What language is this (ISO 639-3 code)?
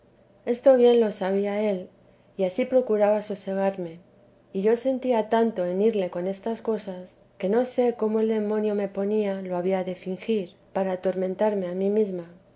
spa